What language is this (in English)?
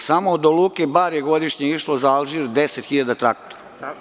Serbian